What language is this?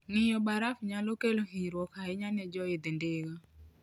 Luo (Kenya and Tanzania)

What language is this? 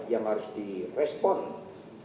Indonesian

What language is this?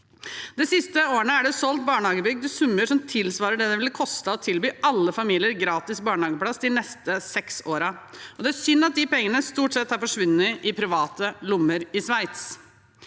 Norwegian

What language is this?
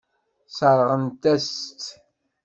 Kabyle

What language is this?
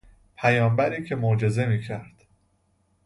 Persian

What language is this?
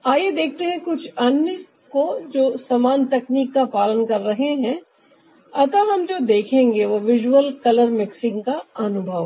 Hindi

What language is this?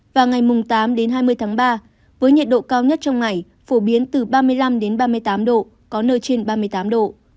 Vietnamese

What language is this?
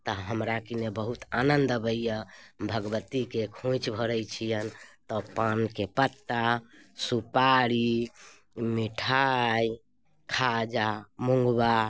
Maithili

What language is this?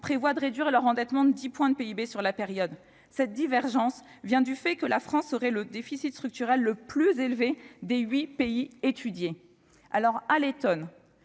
French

